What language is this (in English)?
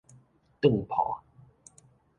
Min Nan Chinese